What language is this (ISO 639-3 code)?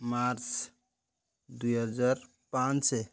ori